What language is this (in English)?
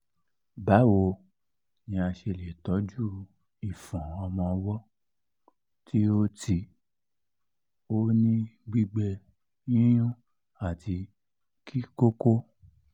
Yoruba